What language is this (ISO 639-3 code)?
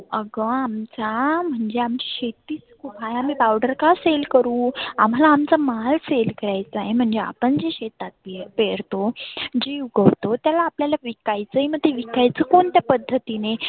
mar